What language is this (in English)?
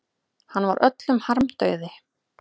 Icelandic